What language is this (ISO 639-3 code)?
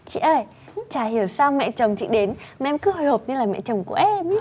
vie